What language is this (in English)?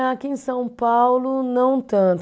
Portuguese